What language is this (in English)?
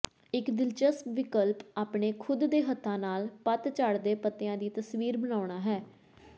Punjabi